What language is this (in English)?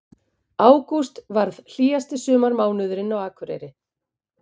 Icelandic